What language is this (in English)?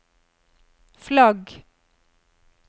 Norwegian